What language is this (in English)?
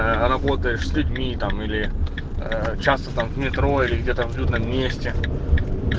Russian